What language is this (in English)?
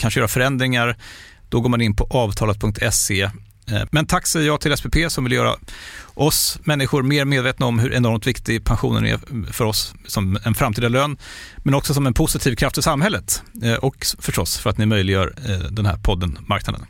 Swedish